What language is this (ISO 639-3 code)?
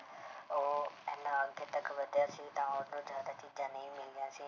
pan